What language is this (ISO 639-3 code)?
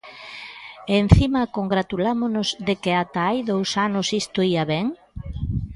glg